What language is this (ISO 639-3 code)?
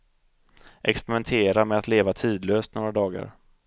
swe